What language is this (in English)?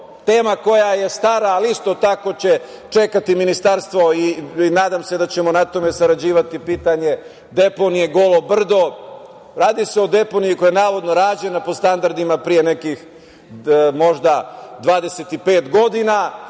Serbian